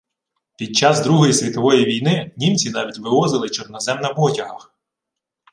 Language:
Ukrainian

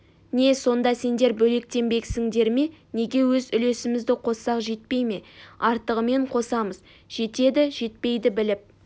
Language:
Kazakh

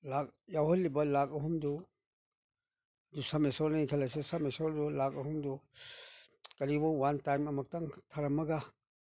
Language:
Manipuri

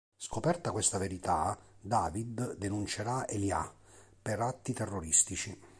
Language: Italian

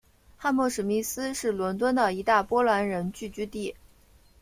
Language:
Chinese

